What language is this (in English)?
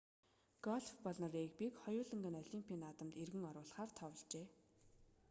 Mongolian